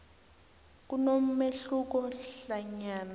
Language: South Ndebele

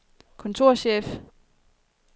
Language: Danish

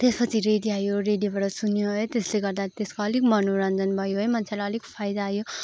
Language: Nepali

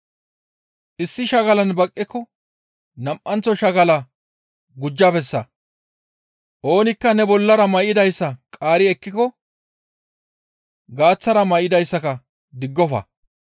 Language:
Gamo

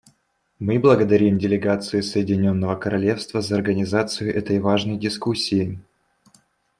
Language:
Russian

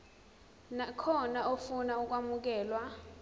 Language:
Zulu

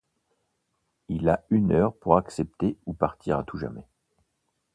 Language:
French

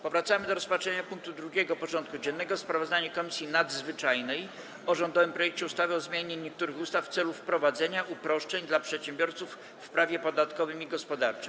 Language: Polish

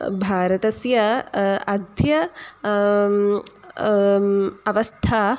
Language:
Sanskrit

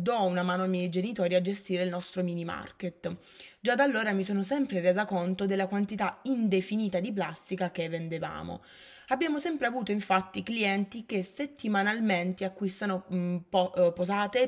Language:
Italian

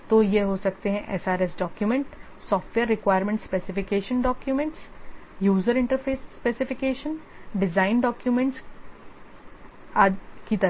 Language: Hindi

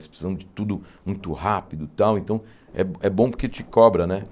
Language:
Portuguese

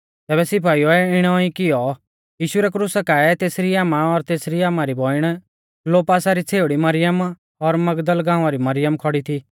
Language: Mahasu Pahari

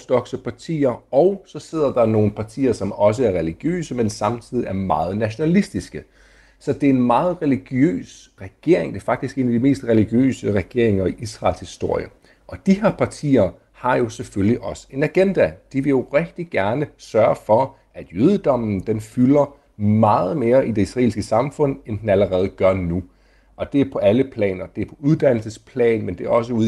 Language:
Danish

